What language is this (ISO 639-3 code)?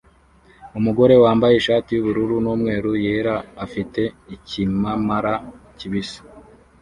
kin